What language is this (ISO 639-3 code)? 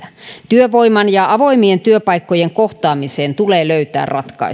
fin